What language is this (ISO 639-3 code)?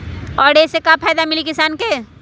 mag